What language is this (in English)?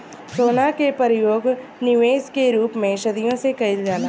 Bhojpuri